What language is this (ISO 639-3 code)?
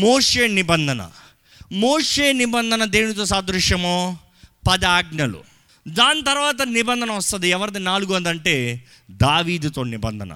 tel